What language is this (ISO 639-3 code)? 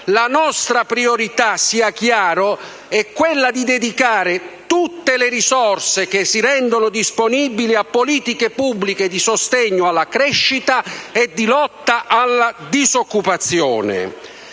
ita